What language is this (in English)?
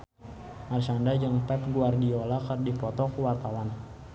Sundanese